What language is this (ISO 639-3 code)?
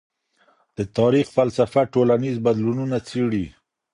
pus